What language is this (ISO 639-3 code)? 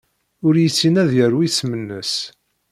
kab